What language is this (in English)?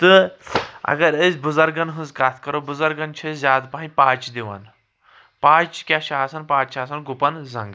Kashmiri